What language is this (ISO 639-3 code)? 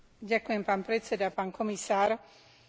slk